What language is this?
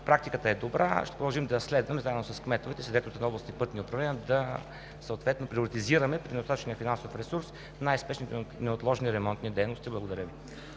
Bulgarian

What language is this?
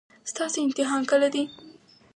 Pashto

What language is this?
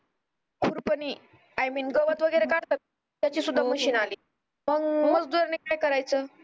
Marathi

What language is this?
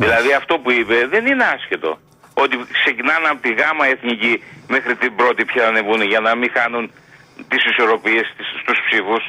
Greek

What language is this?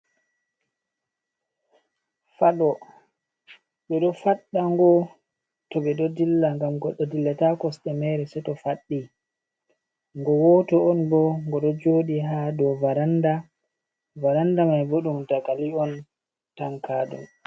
Fula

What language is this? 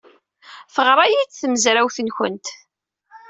Kabyle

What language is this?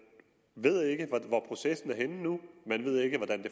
Danish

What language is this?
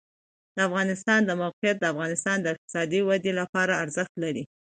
Pashto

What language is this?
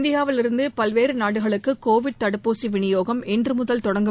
Tamil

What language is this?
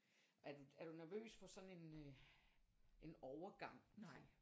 Danish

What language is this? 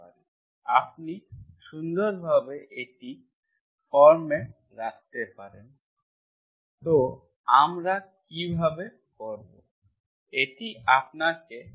Bangla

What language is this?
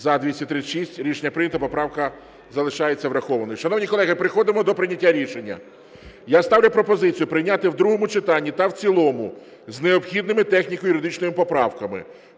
Ukrainian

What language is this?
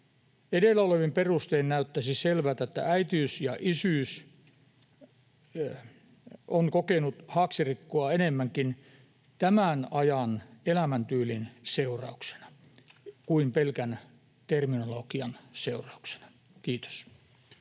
Finnish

